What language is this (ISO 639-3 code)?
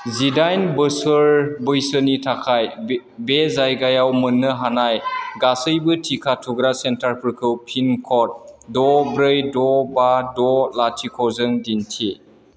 brx